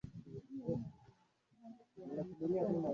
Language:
Swahili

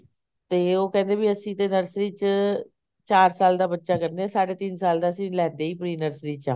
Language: Punjabi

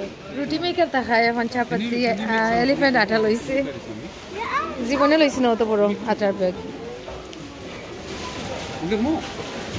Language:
Bangla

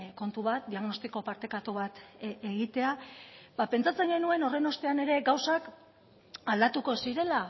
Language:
Basque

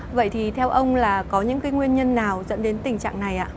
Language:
Vietnamese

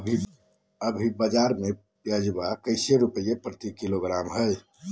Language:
Magahi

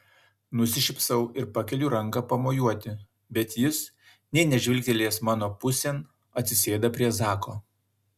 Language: Lithuanian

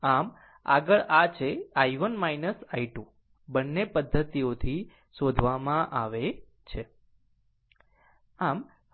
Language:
Gujarati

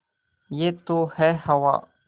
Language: Hindi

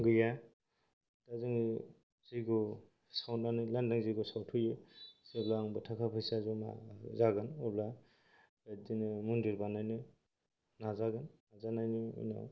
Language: Bodo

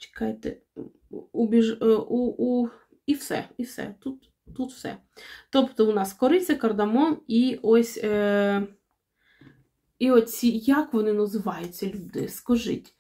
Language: Ukrainian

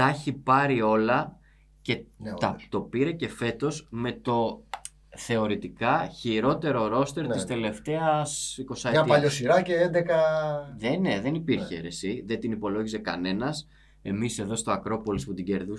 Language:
Greek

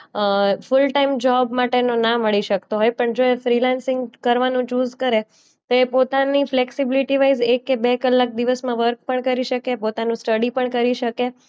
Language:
Gujarati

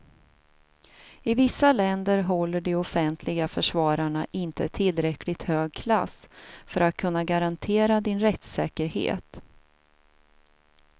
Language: Swedish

